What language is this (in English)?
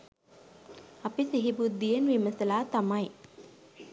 Sinhala